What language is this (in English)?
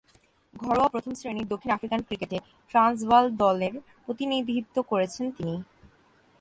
Bangla